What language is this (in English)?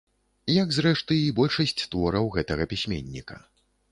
Belarusian